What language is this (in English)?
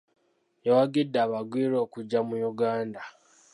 Ganda